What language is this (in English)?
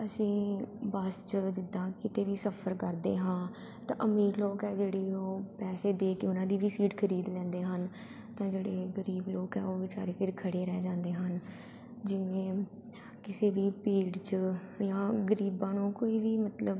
Punjabi